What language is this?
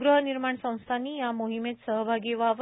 Marathi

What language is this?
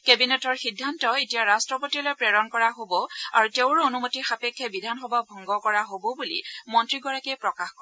Assamese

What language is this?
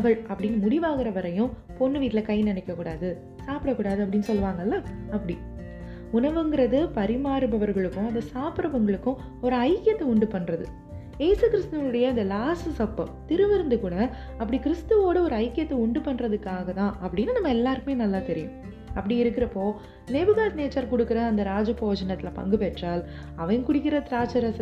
Tamil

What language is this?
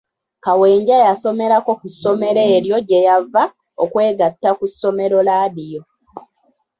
Ganda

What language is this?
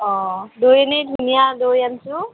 Assamese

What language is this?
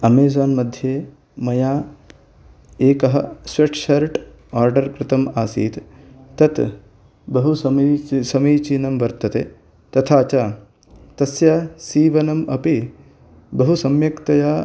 Sanskrit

